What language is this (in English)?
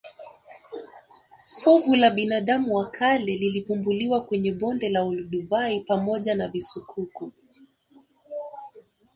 Swahili